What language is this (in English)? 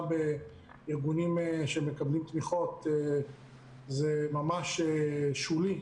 Hebrew